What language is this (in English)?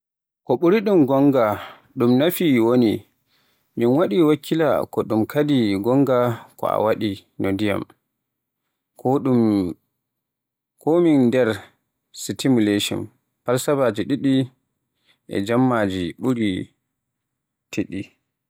Borgu Fulfulde